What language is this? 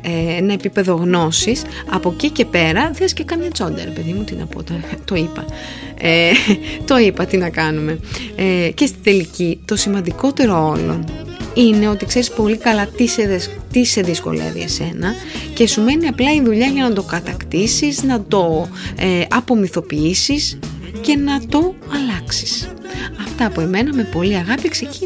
Greek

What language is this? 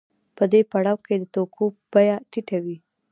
Pashto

